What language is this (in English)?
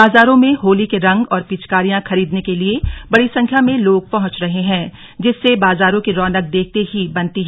Hindi